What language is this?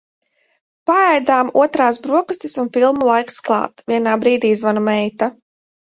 Latvian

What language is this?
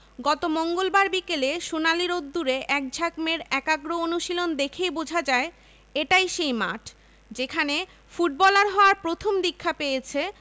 Bangla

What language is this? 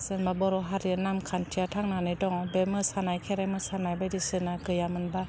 Bodo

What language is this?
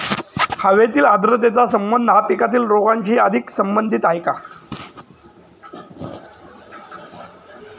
Marathi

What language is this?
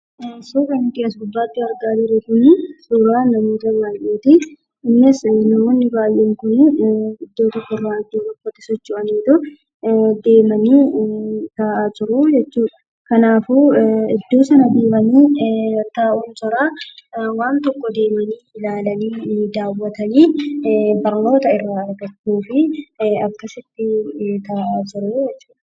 Oromo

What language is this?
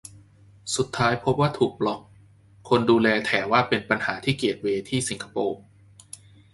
Thai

